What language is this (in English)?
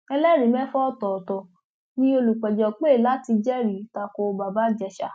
Yoruba